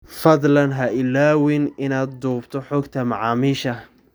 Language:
Somali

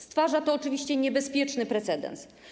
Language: Polish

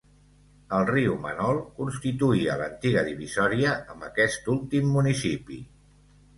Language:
Catalan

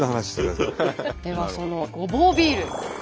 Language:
Japanese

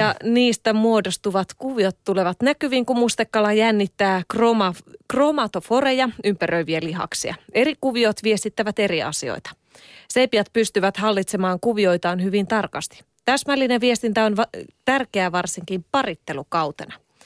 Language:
Finnish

